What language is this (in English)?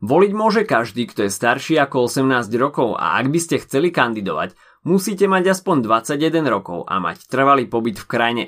Slovak